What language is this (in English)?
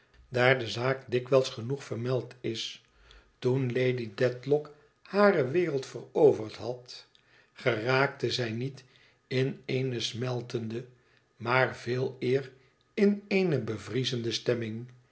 Dutch